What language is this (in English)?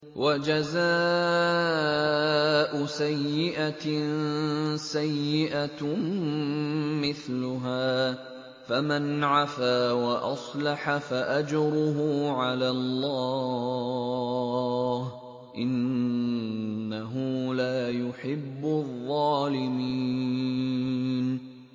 Arabic